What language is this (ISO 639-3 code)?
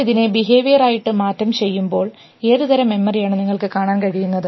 mal